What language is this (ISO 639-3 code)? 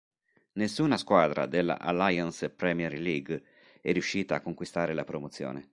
ita